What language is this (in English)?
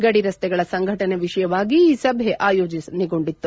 Kannada